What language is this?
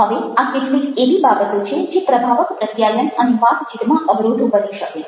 Gujarati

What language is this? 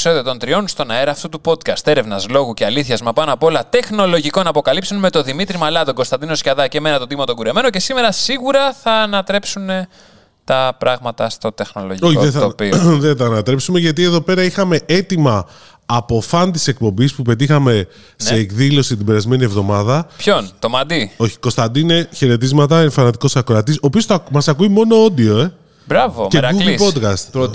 Greek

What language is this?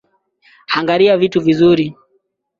Swahili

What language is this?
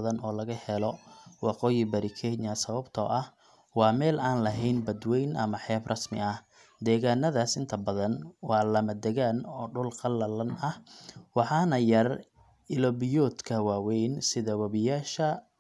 Somali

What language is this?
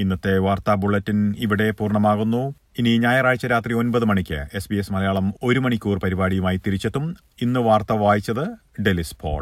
Malayalam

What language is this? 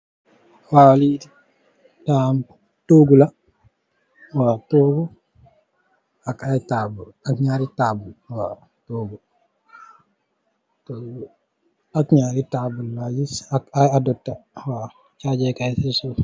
Wolof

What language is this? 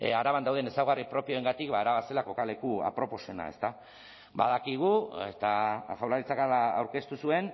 Basque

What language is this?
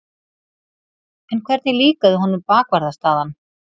Icelandic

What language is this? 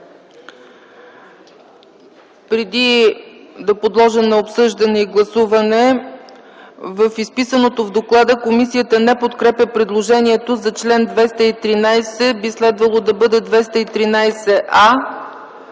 Bulgarian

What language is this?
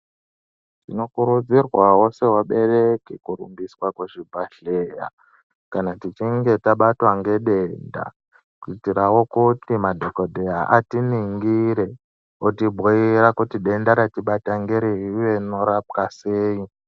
Ndau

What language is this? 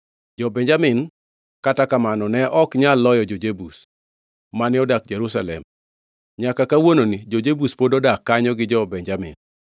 Luo (Kenya and Tanzania)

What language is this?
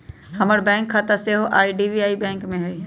Magahi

